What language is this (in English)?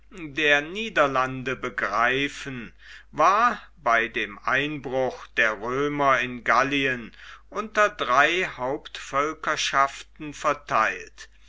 German